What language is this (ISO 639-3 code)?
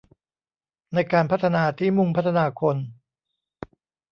tha